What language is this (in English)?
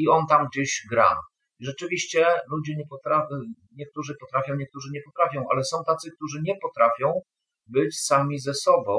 Polish